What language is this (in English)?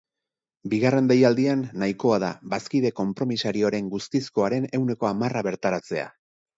Basque